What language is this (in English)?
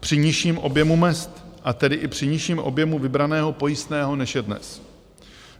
Czech